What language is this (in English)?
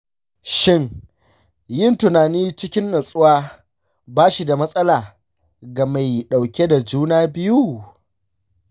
Hausa